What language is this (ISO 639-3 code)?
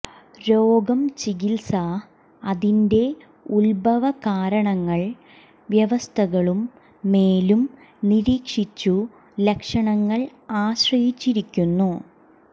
mal